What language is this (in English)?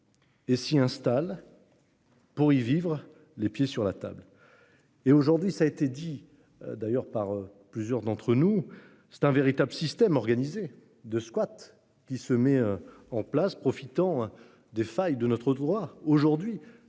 French